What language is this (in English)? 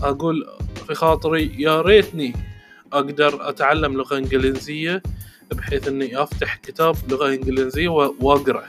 Arabic